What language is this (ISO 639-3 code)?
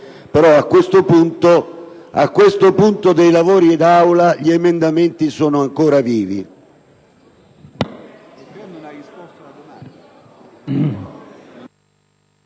ita